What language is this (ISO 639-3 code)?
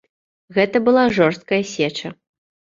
bel